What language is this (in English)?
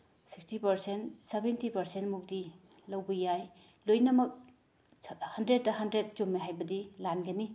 Manipuri